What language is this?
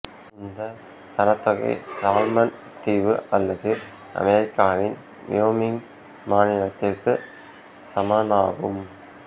Tamil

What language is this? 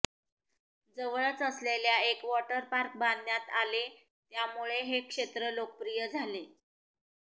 Marathi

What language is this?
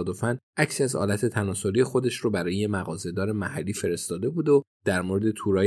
Persian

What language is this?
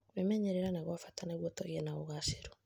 Kikuyu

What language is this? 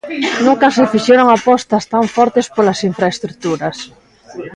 Galician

